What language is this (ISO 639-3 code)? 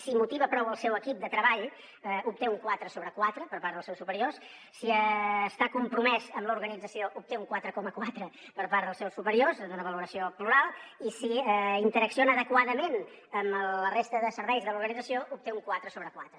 cat